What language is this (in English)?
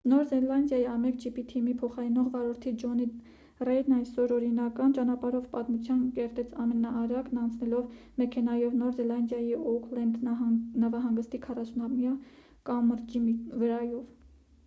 Armenian